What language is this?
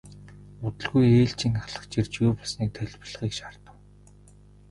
Mongolian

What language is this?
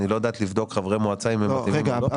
Hebrew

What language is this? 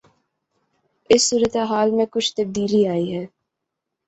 Urdu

